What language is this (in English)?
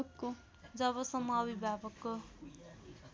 Nepali